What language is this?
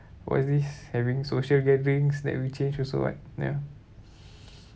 English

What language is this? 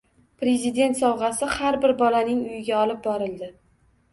Uzbek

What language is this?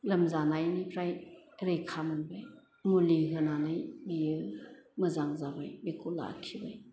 Bodo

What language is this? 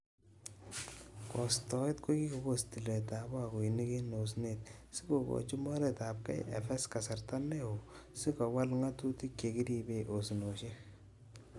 Kalenjin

